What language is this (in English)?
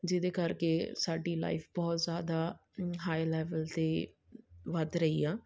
Punjabi